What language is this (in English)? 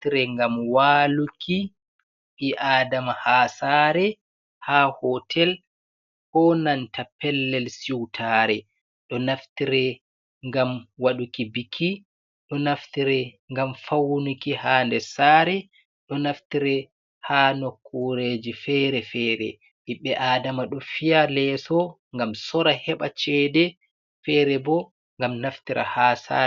Fula